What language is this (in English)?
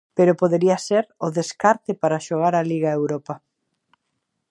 Galician